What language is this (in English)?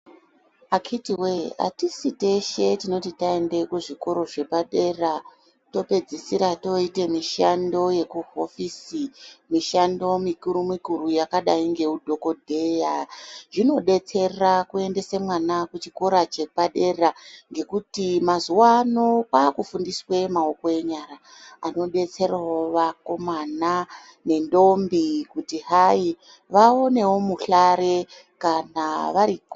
Ndau